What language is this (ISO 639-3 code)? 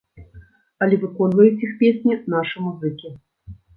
bel